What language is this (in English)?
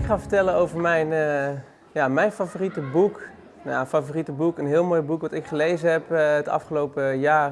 Dutch